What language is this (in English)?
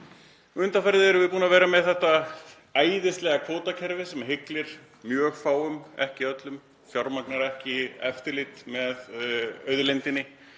Icelandic